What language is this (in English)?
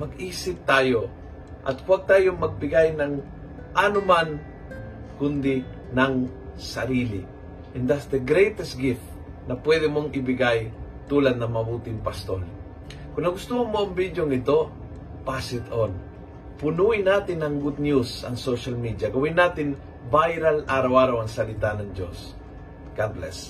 Filipino